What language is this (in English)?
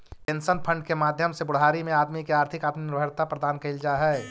Magahi